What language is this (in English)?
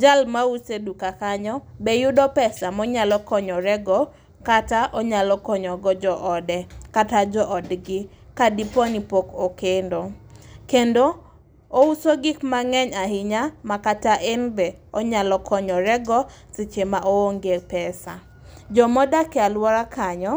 Luo (Kenya and Tanzania)